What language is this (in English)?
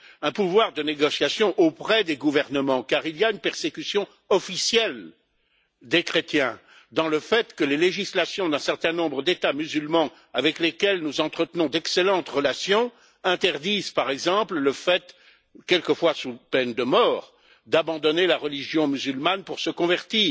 French